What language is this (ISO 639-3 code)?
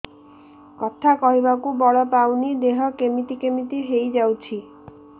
ori